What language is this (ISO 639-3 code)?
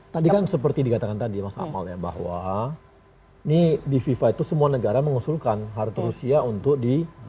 ind